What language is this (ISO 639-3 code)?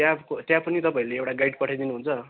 nep